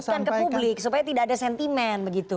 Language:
Indonesian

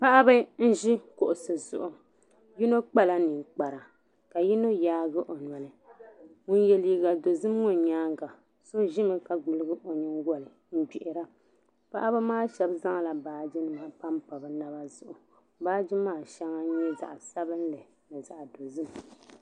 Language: Dagbani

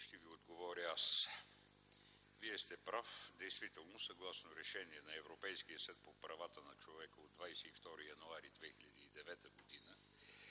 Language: Bulgarian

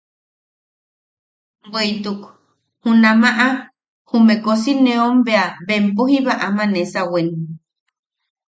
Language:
Yaqui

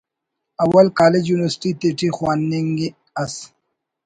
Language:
Brahui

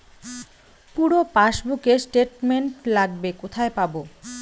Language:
Bangla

